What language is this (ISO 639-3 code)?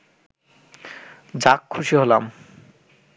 ben